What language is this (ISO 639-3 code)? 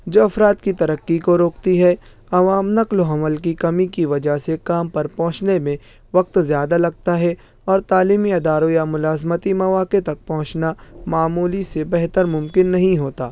urd